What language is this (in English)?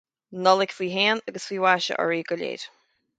Irish